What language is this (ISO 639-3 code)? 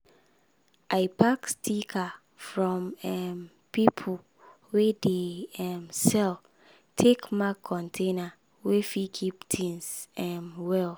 pcm